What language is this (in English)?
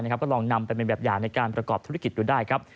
Thai